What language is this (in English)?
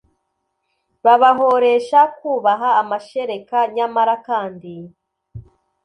Kinyarwanda